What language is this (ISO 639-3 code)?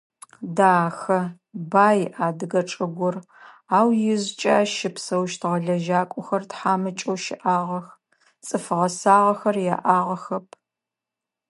ady